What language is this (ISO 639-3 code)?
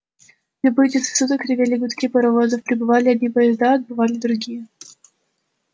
rus